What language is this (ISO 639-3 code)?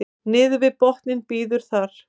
isl